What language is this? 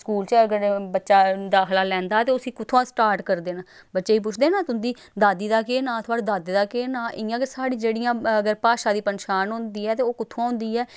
Dogri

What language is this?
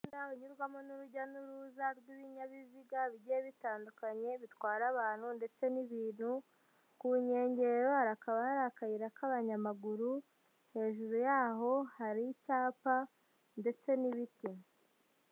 Kinyarwanda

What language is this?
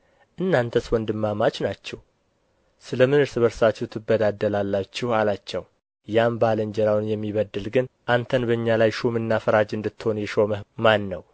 Amharic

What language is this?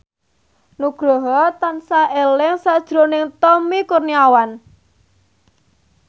Javanese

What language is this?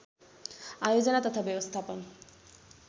Nepali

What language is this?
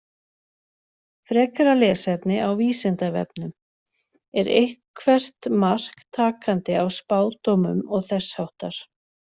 Icelandic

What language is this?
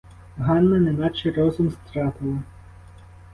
Ukrainian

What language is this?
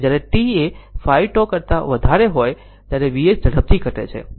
Gujarati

